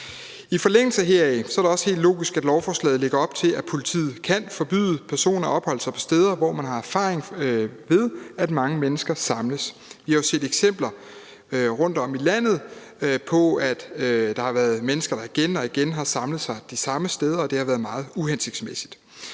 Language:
Danish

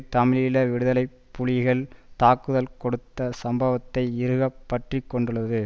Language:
Tamil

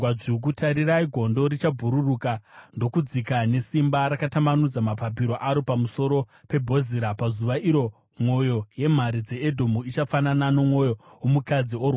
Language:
Shona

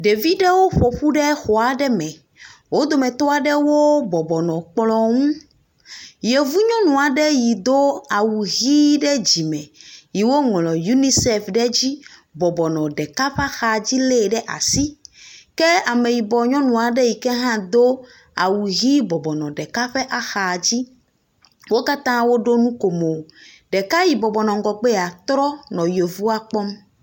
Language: Ewe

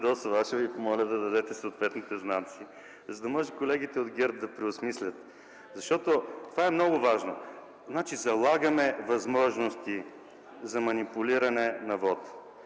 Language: Bulgarian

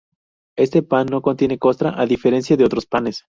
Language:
Spanish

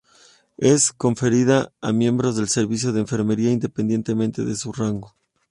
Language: Spanish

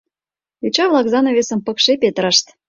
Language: Mari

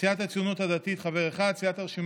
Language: Hebrew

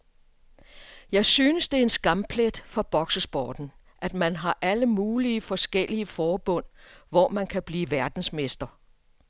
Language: Danish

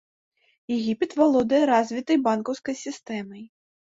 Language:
Belarusian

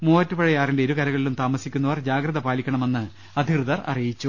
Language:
Malayalam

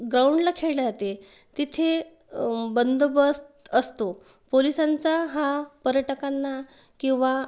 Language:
Marathi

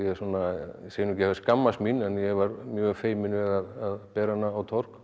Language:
Icelandic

